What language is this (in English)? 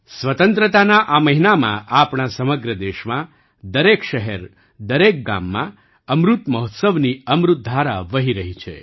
Gujarati